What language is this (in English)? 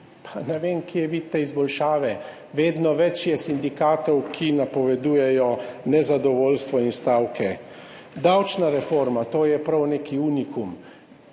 Slovenian